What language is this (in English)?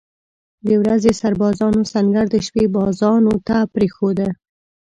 Pashto